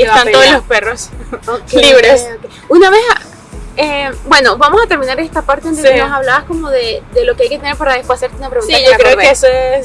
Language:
Spanish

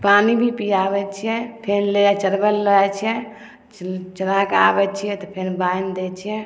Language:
Maithili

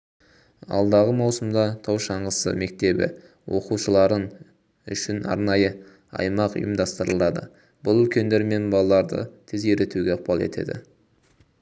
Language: Kazakh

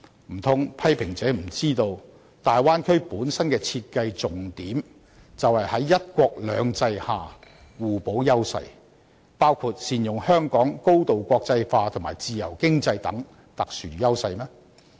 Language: Cantonese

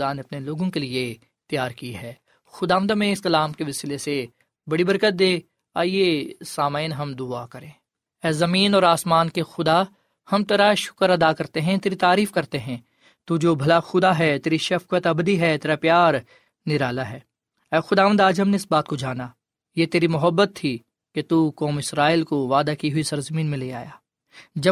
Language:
Urdu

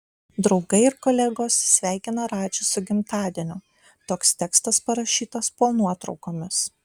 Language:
Lithuanian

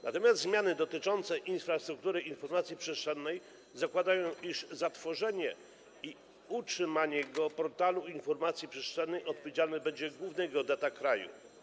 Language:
Polish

